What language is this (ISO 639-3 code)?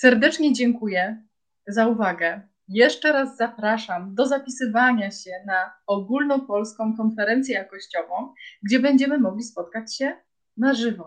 pol